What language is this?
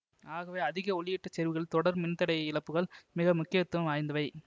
Tamil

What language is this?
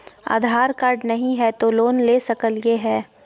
Magahi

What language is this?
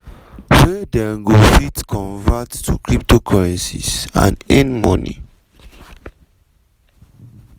Nigerian Pidgin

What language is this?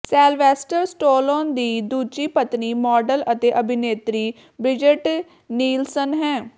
Punjabi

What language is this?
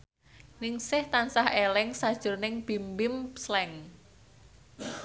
Javanese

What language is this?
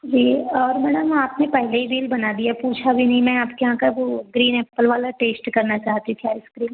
Hindi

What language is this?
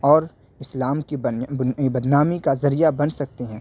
Urdu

